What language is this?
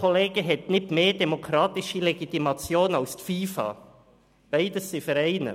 Swiss German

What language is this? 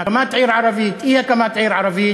Hebrew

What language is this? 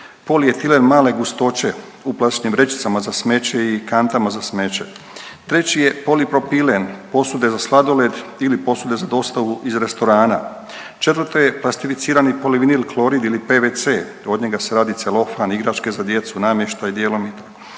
Croatian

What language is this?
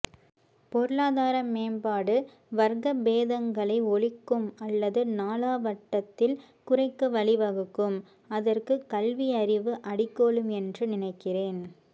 Tamil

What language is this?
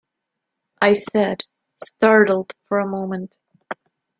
English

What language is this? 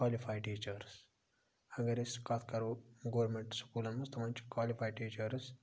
Kashmiri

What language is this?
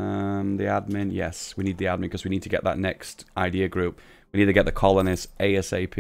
English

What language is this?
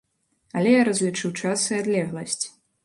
Belarusian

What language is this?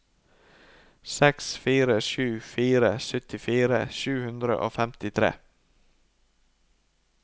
Norwegian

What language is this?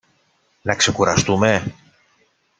Greek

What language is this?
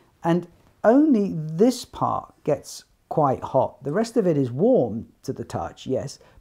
English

